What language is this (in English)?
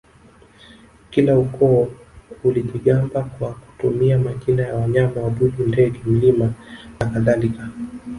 Swahili